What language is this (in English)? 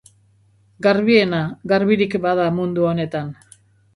Basque